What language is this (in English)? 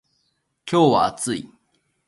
Japanese